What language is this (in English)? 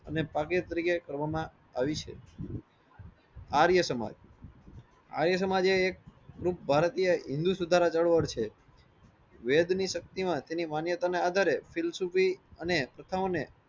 Gujarati